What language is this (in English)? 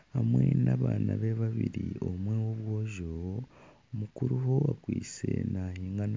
Nyankole